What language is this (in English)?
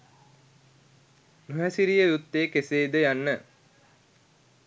Sinhala